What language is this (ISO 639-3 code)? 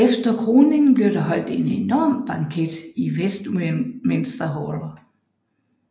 dan